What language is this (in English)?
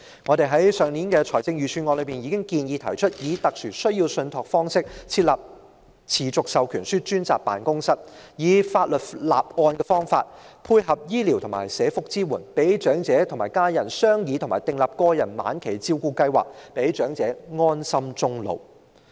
Cantonese